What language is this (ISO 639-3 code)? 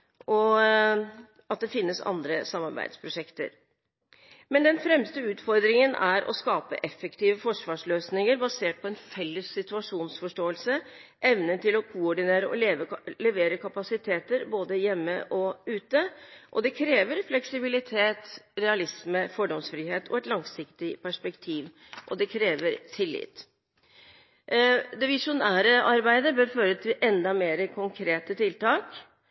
nob